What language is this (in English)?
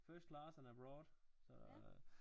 Danish